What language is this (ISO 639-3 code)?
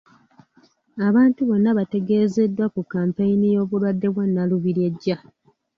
lug